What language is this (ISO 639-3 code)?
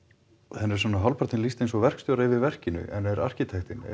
isl